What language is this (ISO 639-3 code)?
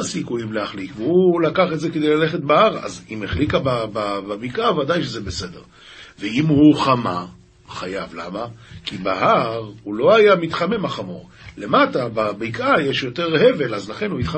heb